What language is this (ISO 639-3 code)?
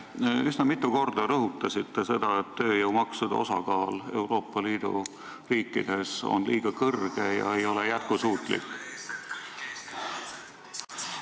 est